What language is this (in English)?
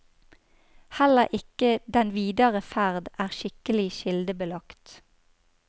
Norwegian